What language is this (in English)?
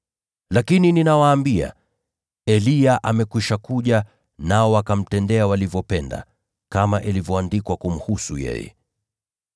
Swahili